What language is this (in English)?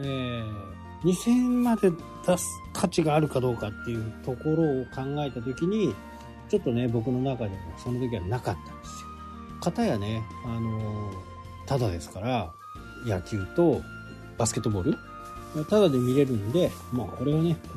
Japanese